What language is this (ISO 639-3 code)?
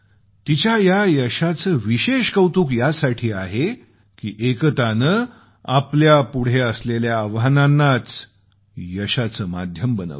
mar